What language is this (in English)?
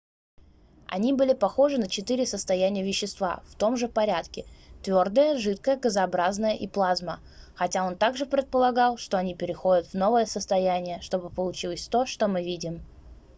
Russian